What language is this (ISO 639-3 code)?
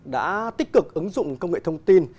vie